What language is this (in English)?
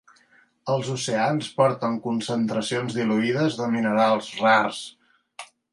Catalan